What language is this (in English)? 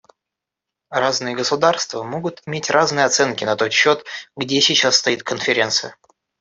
Russian